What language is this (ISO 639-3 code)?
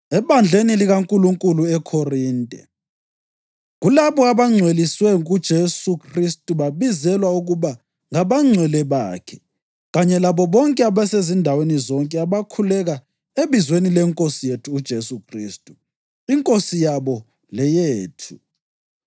nde